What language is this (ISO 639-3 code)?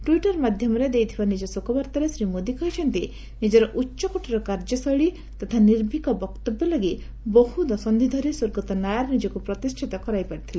ori